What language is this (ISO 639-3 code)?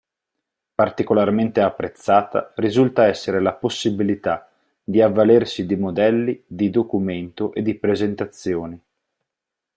ita